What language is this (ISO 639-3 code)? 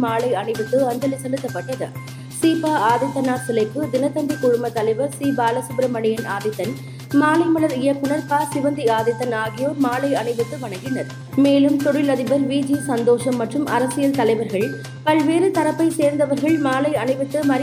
tam